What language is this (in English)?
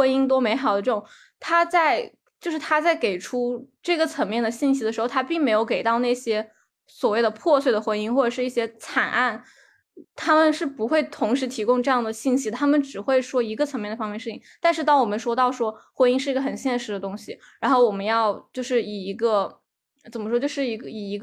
Chinese